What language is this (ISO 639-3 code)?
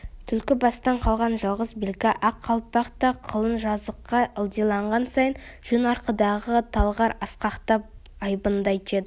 kaz